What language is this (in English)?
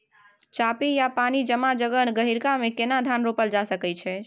Maithili